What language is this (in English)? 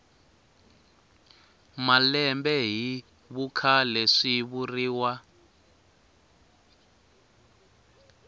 Tsonga